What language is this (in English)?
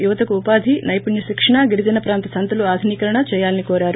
Telugu